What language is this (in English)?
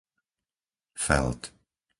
Slovak